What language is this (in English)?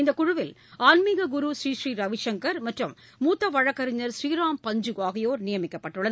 Tamil